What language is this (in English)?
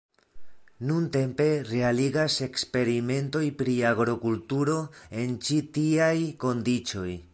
Esperanto